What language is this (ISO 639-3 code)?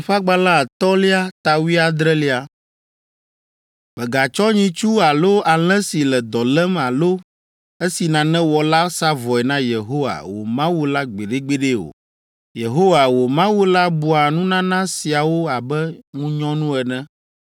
ewe